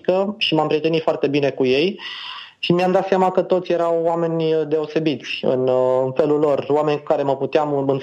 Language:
Romanian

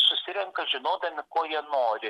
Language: Lithuanian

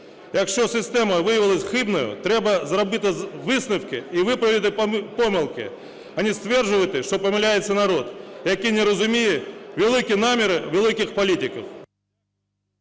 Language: Ukrainian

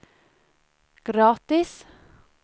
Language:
Swedish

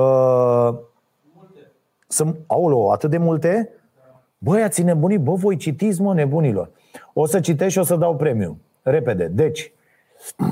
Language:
Romanian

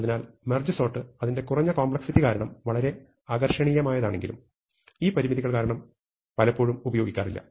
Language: Malayalam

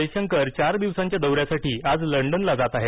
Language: Marathi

